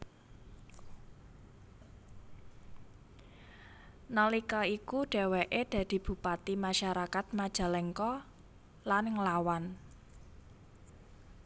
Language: Javanese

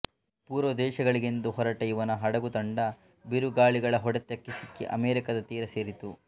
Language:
Kannada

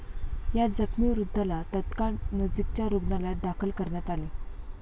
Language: Marathi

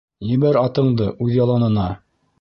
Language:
Bashkir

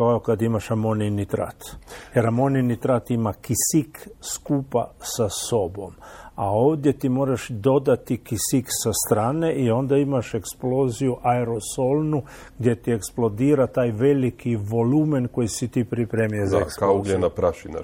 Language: Croatian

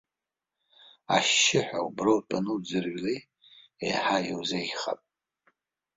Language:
Abkhazian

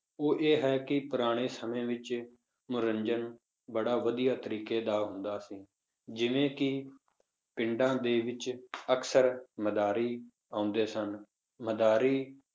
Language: Punjabi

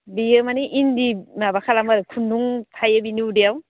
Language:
Bodo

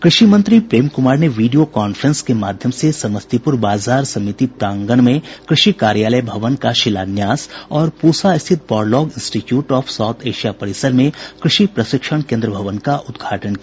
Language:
Hindi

